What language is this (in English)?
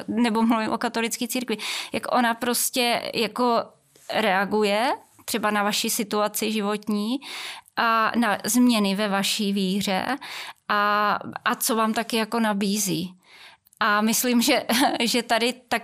Czech